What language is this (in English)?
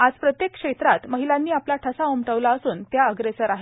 Marathi